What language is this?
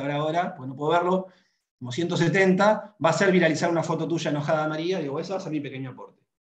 Spanish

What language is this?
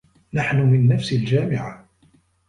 Arabic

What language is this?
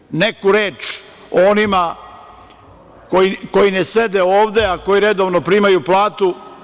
Serbian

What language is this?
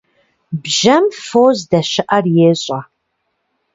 Kabardian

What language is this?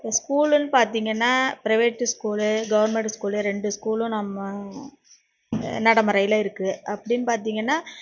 Tamil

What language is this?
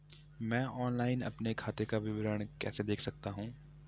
Hindi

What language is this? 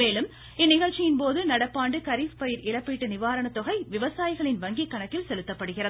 Tamil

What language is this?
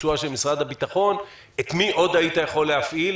Hebrew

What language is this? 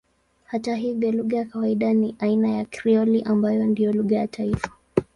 Swahili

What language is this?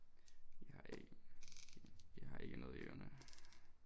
Danish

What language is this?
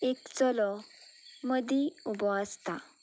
Konkani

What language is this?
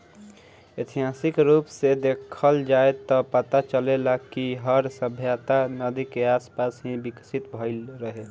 Bhojpuri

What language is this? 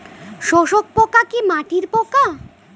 Bangla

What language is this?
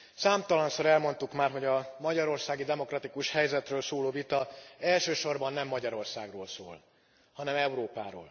Hungarian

